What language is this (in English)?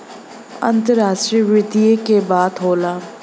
Bhojpuri